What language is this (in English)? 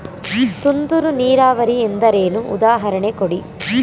Kannada